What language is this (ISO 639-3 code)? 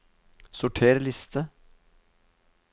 nor